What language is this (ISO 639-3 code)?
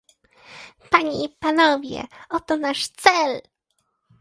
pol